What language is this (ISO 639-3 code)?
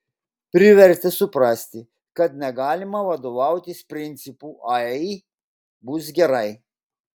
lit